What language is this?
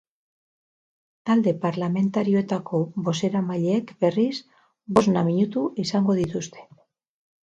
Basque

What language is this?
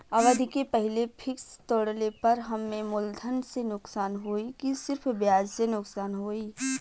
Bhojpuri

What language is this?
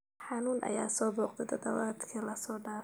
Somali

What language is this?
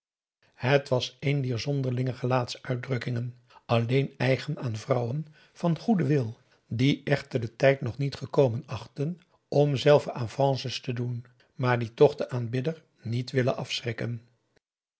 Dutch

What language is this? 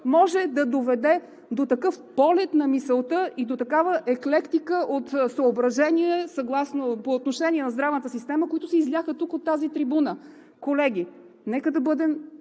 Bulgarian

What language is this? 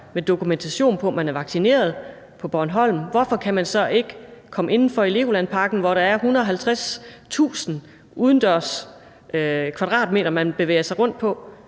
Danish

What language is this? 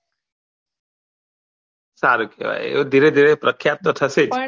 Gujarati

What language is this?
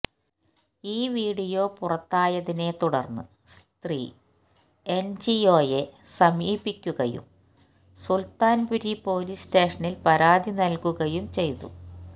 Malayalam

